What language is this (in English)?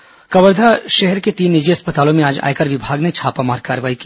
Hindi